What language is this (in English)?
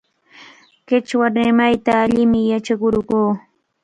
Cajatambo North Lima Quechua